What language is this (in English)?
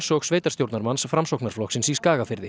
Icelandic